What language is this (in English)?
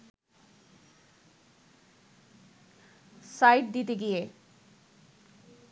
Bangla